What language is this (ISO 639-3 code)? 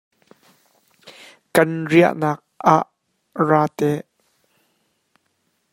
cnh